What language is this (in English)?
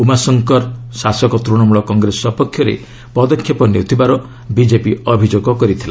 Odia